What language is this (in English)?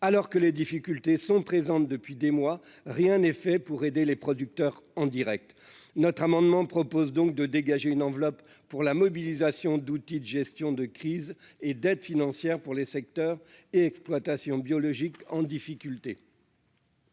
French